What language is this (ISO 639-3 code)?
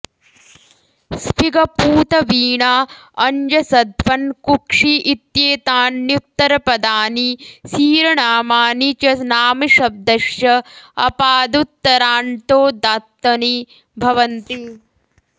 san